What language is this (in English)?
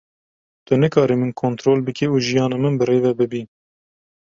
Kurdish